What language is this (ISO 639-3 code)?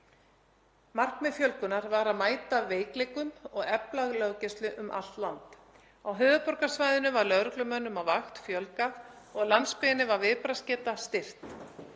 isl